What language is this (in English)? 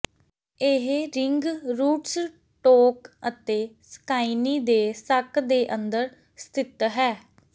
Punjabi